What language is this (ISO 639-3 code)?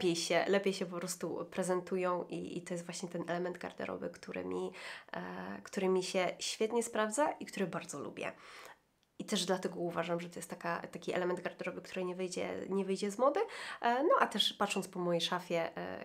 pol